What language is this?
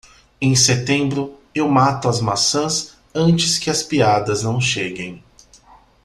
Portuguese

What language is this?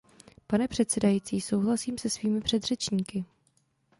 Czech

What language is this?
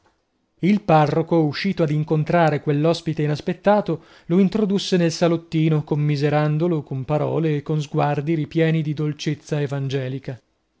Italian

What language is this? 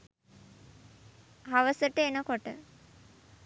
Sinhala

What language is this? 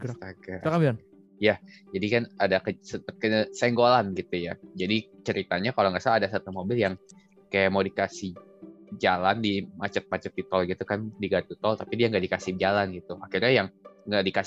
Indonesian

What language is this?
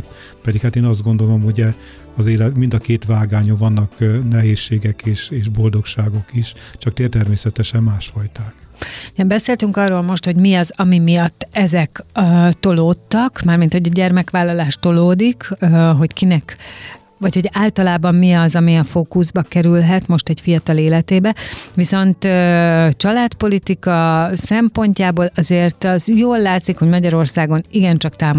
Hungarian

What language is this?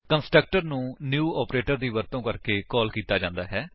Punjabi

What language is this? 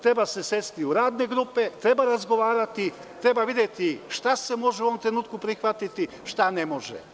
Serbian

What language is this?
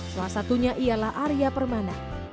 Indonesian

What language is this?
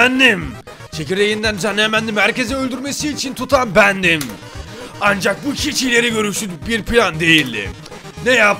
Turkish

